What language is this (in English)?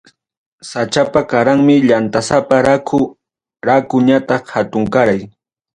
Ayacucho Quechua